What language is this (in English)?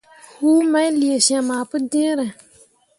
Mundang